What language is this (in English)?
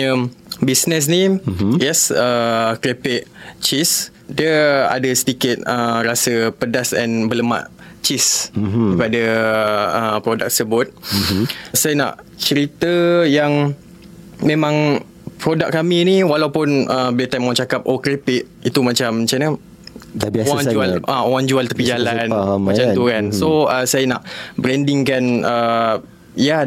Malay